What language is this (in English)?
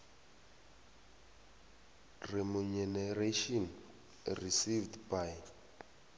South Ndebele